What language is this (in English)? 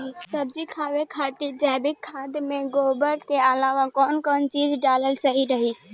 Bhojpuri